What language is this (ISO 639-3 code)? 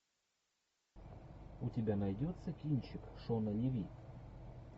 rus